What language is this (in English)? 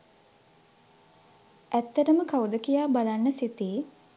Sinhala